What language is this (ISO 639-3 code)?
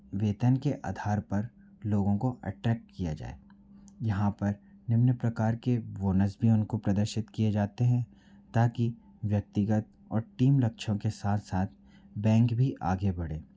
hin